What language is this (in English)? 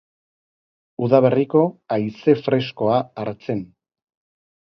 Basque